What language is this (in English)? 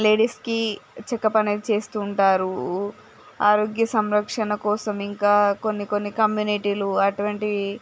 Telugu